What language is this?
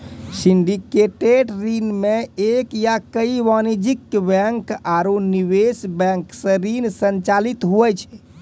Maithili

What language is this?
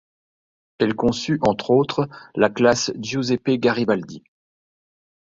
French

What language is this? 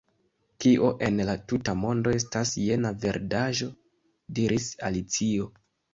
Esperanto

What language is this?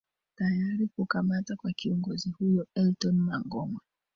Swahili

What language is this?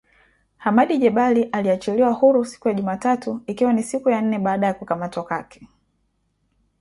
Swahili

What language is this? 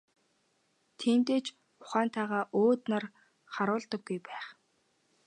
Mongolian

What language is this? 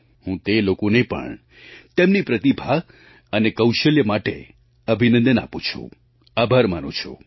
Gujarati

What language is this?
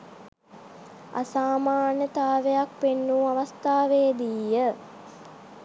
Sinhala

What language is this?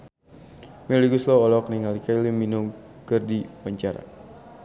Sundanese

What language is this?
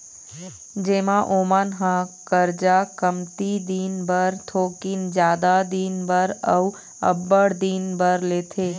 Chhattisgarhi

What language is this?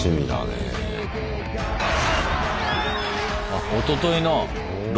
Japanese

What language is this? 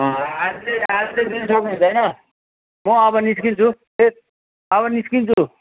Nepali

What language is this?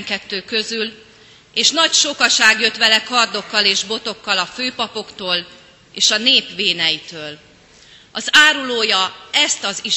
Hungarian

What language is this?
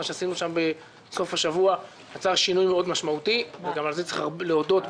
Hebrew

